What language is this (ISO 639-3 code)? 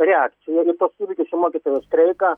lit